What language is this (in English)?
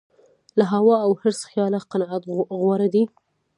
Pashto